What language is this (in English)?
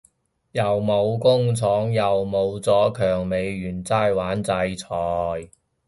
Cantonese